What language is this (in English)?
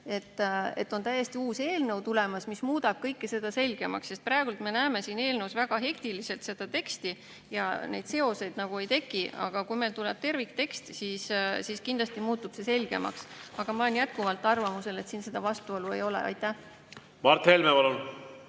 Estonian